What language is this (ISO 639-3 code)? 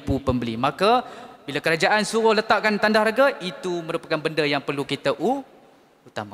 msa